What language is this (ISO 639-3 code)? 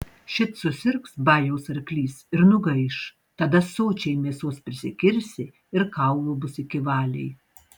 lit